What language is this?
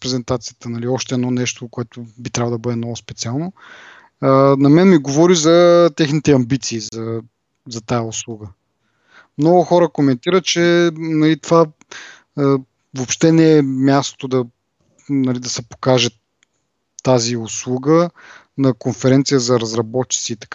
Bulgarian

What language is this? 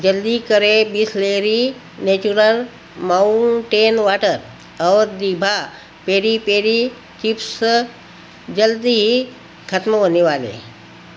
Hindi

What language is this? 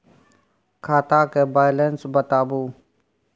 Maithili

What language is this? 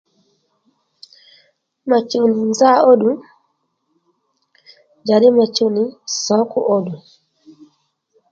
Lendu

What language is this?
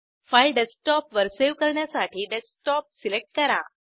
Marathi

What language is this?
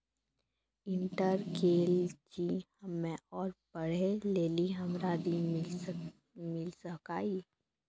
Maithili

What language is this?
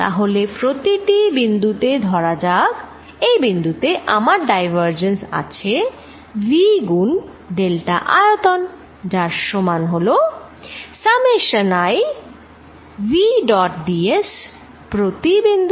Bangla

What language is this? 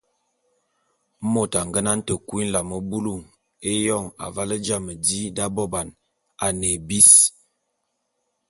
Bulu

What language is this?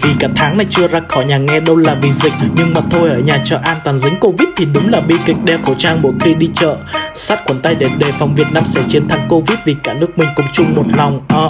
Vietnamese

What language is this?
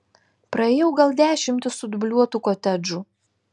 Lithuanian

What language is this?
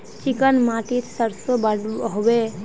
Magahi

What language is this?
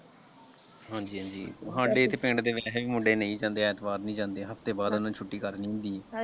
Punjabi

